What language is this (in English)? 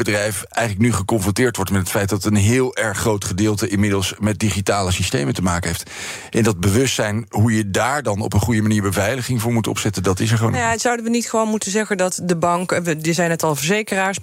Dutch